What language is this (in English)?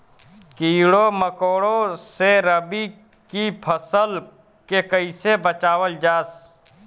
Bhojpuri